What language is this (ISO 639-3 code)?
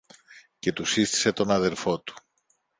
ell